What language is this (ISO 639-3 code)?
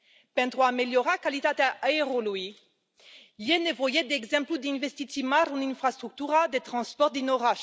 ron